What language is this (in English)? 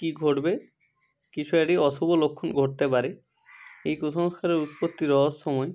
Bangla